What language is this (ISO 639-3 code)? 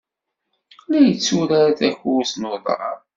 kab